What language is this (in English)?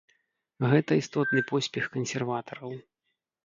Belarusian